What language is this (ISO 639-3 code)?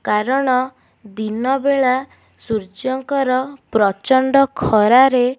ori